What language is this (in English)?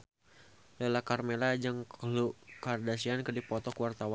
Sundanese